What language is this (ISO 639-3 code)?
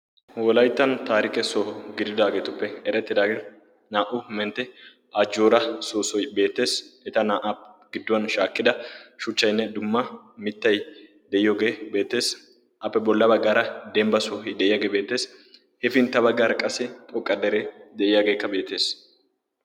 wal